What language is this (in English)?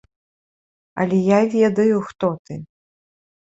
Belarusian